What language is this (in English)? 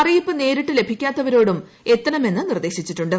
Malayalam